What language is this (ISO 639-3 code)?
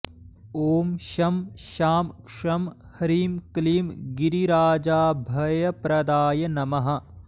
san